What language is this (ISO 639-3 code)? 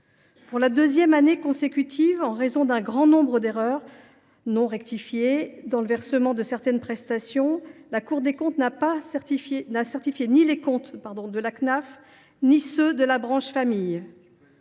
fra